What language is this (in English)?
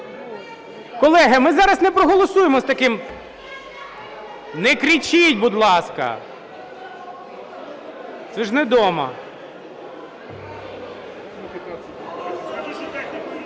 Ukrainian